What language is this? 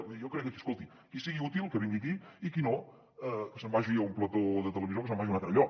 Catalan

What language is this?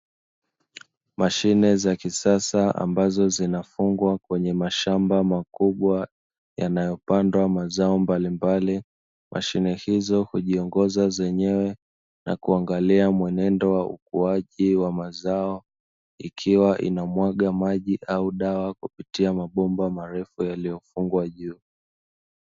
Swahili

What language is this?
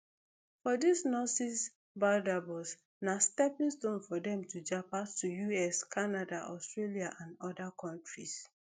Nigerian Pidgin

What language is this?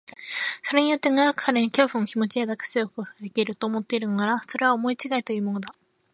Japanese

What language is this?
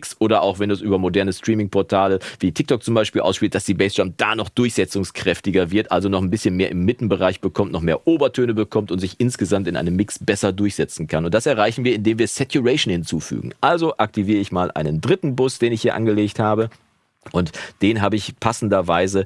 German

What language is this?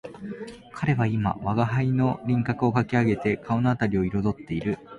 Japanese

